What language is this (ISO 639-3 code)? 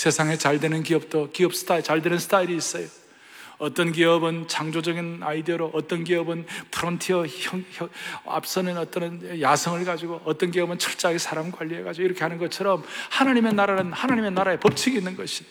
kor